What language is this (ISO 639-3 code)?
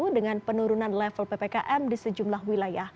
ind